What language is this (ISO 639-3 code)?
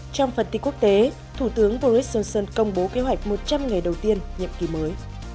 vie